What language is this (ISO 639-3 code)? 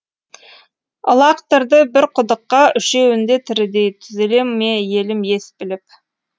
kaz